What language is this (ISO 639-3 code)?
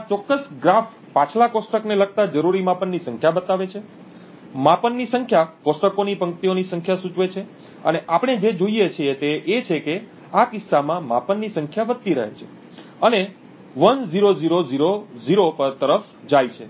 guj